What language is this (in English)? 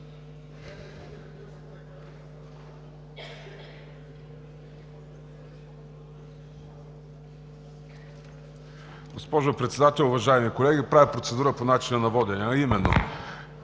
Bulgarian